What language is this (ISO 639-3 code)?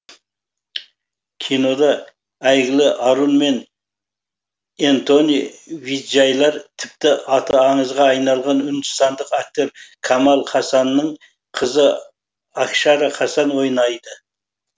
kaz